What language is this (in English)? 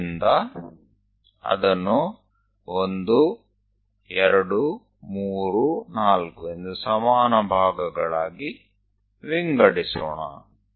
Kannada